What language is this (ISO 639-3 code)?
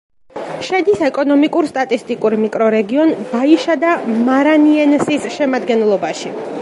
kat